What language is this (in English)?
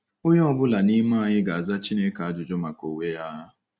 Igbo